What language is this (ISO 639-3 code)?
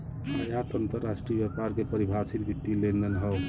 bho